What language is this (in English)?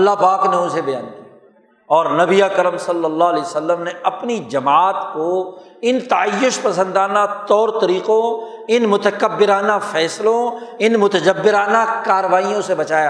Urdu